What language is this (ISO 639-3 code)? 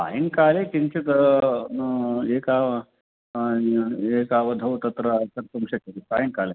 san